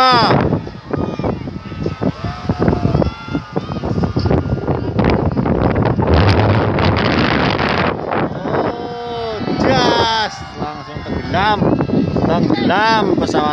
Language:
Indonesian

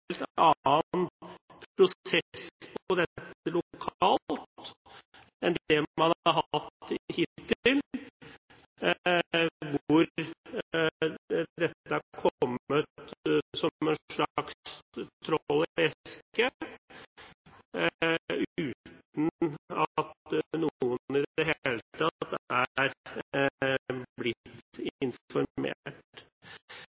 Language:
Norwegian Bokmål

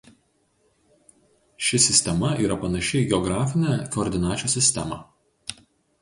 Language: Lithuanian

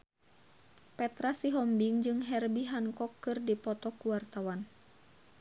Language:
Sundanese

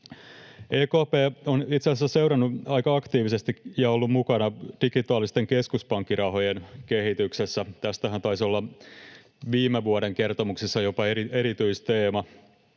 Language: Finnish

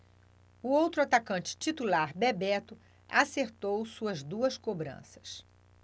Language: Portuguese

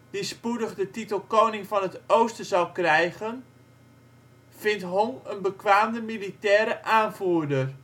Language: Dutch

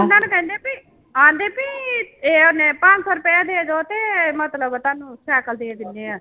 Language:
Punjabi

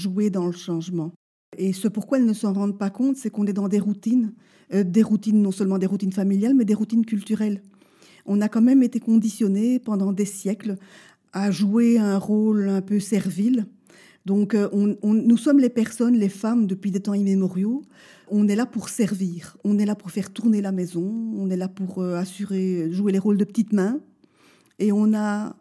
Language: French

